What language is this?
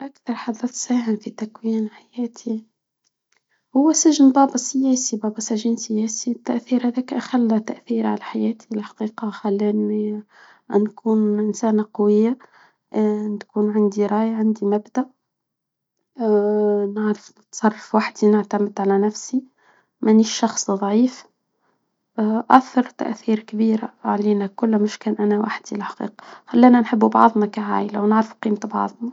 Tunisian Arabic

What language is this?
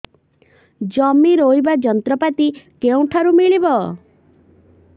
Odia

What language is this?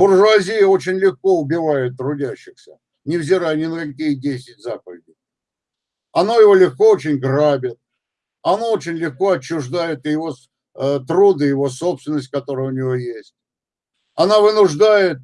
Russian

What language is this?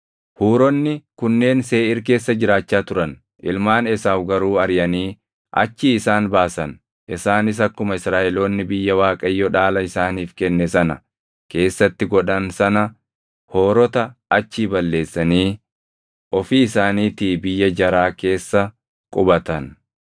Oromo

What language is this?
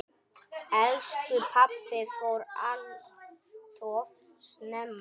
Icelandic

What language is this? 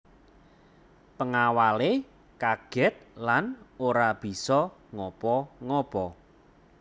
Javanese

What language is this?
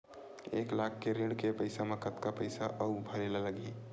Chhattisgarhi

